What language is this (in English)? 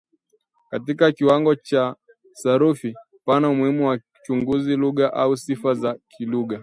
Swahili